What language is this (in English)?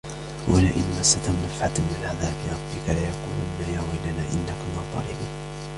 Arabic